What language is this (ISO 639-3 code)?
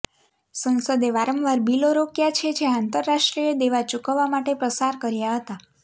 guj